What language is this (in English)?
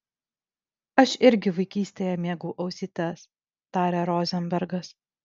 Lithuanian